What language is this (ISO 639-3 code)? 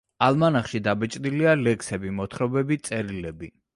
kat